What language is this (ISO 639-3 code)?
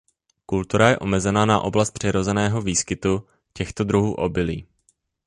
ces